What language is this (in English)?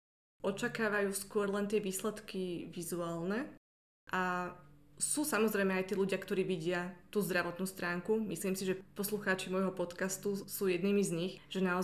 Slovak